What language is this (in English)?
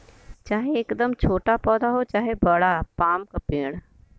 Bhojpuri